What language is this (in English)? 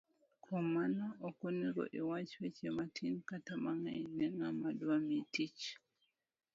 Luo (Kenya and Tanzania)